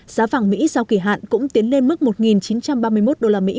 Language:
Vietnamese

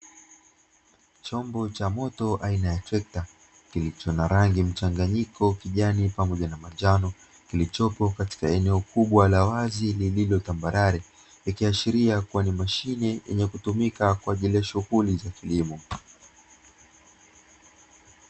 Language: Swahili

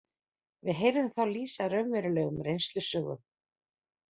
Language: Icelandic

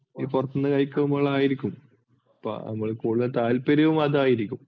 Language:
Malayalam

